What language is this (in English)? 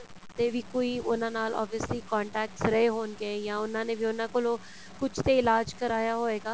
Punjabi